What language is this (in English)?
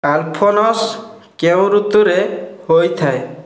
Odia